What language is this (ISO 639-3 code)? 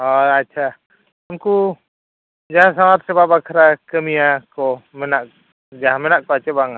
sat